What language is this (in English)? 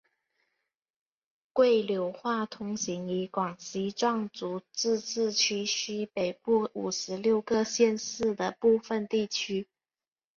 Chinese